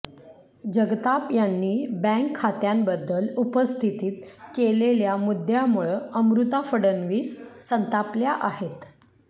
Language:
Marathi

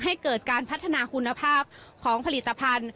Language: Thai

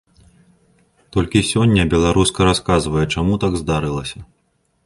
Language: Belarusian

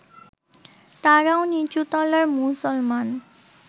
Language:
Bangla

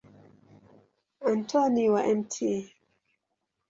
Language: Swahili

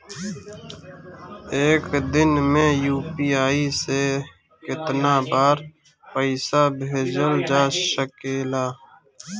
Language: Bhojpuri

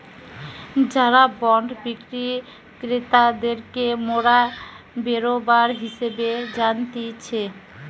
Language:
Bangla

